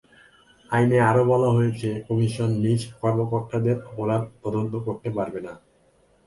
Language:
Bangla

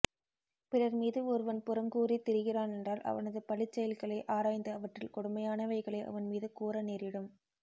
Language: Tamil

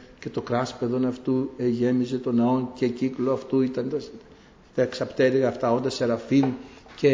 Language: Greek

